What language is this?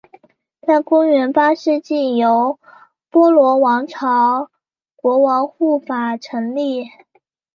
Chinese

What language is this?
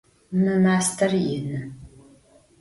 Adyghe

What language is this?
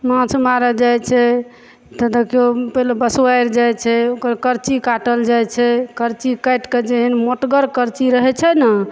Maithili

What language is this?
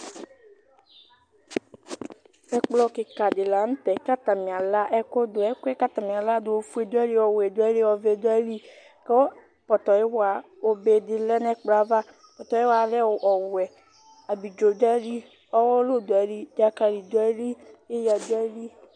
Ikposo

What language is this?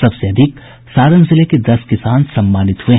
Hindi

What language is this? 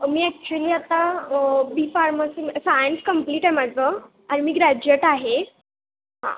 Marathi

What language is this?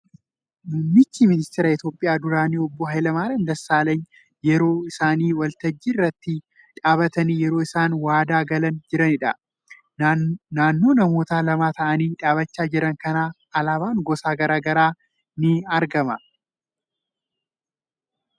Oromo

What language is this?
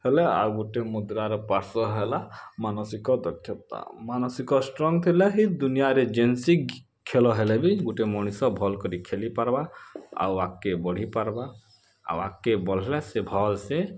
Odia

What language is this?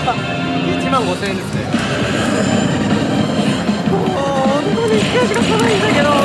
Japanese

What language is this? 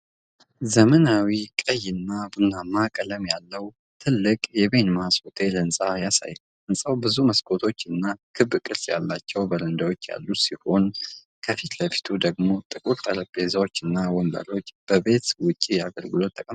Amharic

